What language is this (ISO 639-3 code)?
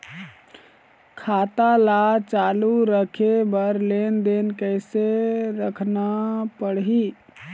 hne